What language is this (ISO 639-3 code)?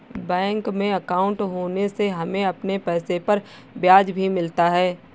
hin